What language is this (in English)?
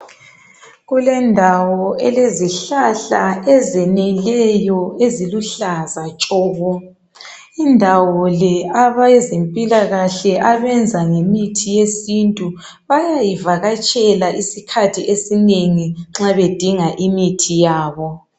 North Ndebele